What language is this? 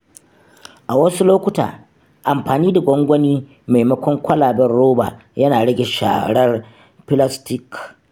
Hausa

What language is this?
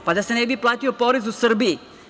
Serbian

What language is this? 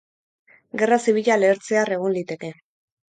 Basque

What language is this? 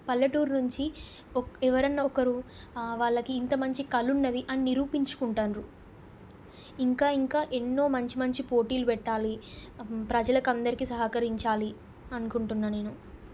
Telugu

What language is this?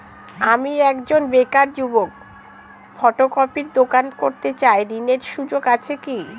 Bangla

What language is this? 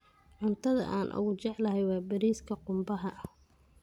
Somali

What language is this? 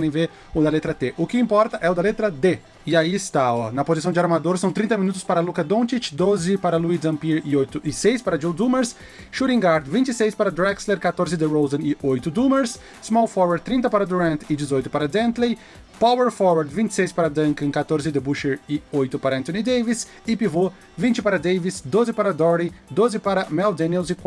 Portuguese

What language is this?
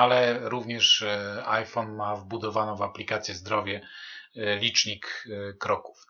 Polish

